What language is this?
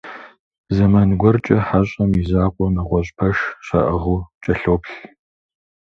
Kabardian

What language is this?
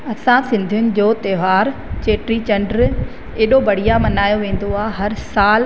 Sindhi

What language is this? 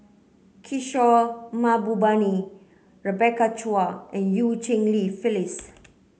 English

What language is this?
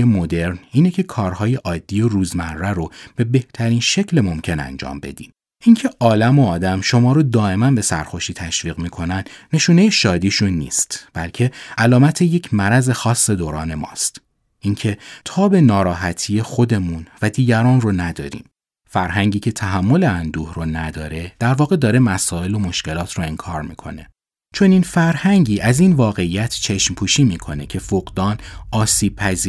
Persian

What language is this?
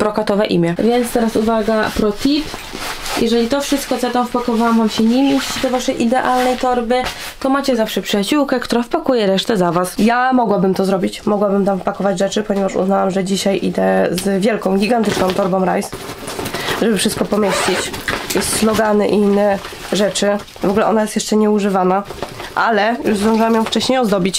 Polish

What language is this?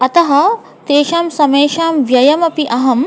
Sanskrit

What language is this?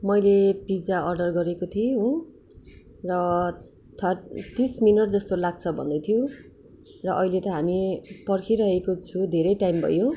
Nepali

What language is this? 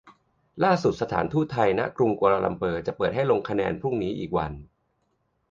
Thai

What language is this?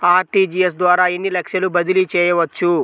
Telugu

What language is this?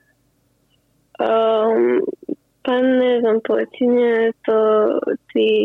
Croatian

